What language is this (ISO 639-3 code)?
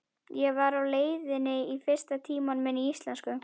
isl